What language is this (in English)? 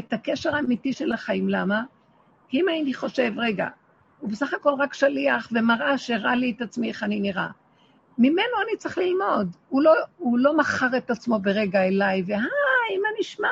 Hebrew